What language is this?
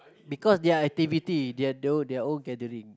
English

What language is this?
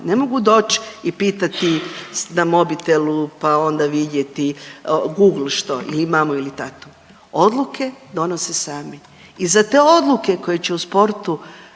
Croatian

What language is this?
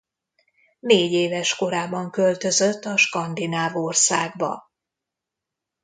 Hungarian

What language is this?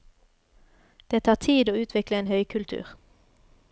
Norwegian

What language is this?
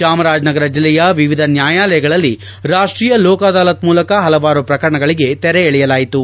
Kannada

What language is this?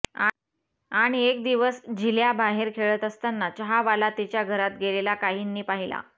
Marathi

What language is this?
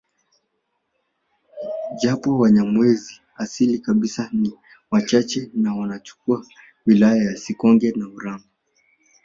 Swahili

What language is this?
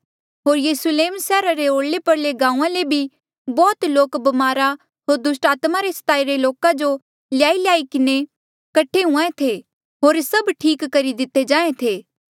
Mandeali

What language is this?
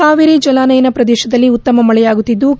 Kannada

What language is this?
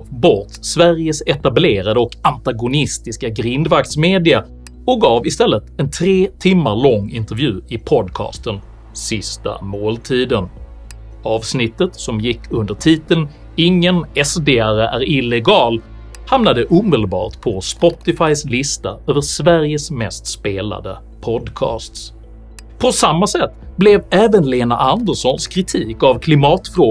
Swedish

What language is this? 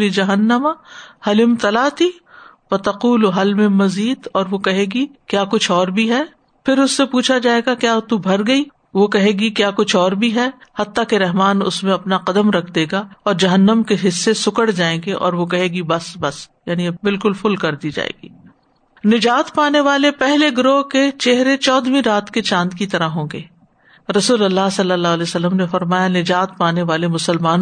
Urdu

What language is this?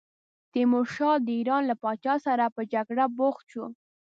Pashto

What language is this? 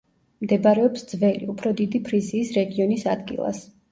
Georgian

